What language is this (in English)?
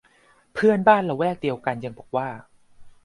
Thai